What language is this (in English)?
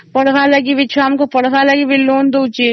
Odia